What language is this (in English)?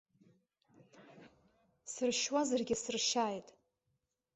Abkhazian